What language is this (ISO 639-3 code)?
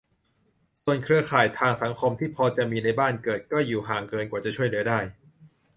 tha